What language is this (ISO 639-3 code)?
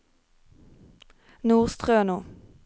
nor